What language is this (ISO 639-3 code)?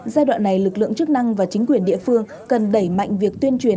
vie